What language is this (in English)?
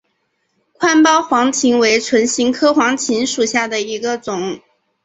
Chinese